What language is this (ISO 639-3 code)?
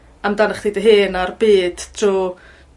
cym